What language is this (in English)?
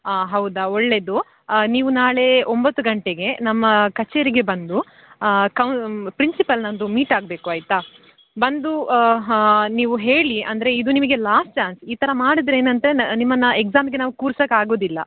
Kannada